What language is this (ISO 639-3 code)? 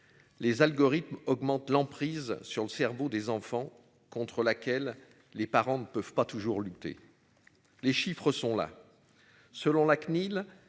fra